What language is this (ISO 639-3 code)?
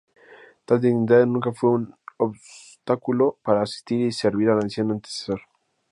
spa